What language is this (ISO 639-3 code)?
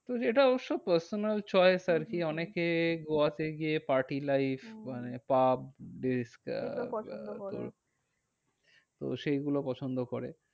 ben